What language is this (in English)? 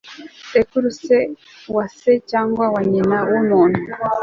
Kinyarwanda